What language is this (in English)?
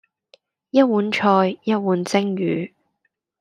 Cantonese